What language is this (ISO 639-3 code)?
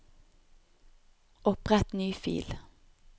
nor